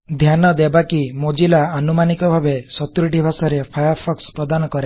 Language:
Odia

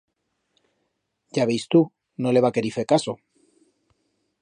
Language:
Aragonese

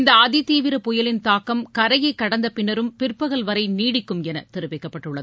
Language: Tamil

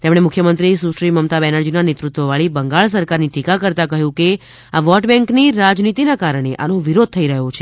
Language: Gujarati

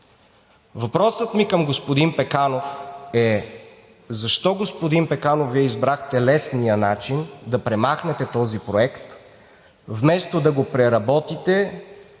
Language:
Bulgarian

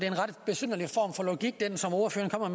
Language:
Danish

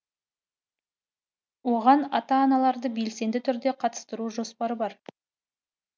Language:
Kazakh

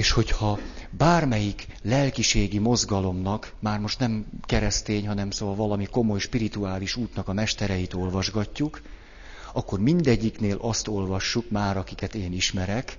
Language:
Hungarian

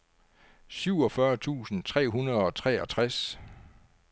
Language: Danish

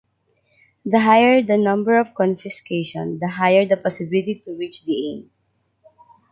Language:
English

